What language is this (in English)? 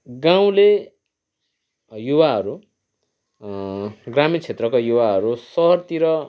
Nepali